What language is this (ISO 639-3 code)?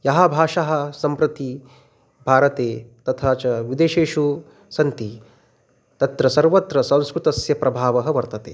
san